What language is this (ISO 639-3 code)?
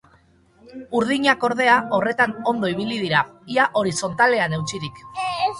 eus